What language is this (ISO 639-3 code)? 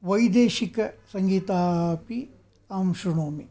san